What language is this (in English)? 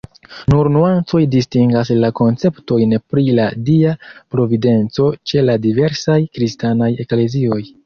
Esperanto